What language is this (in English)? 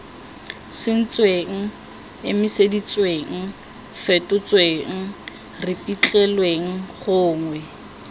Tswana